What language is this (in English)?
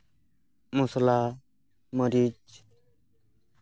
Santali